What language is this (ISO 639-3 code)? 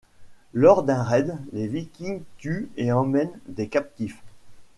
fra